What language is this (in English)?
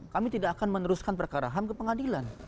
Indonesian